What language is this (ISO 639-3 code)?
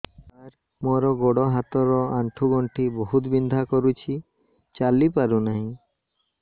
ori